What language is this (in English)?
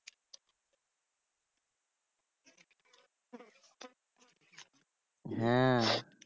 Bangla